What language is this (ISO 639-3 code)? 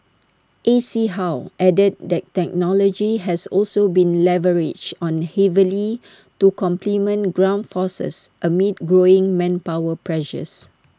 eng